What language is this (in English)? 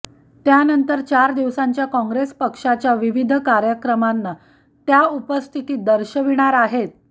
Marathi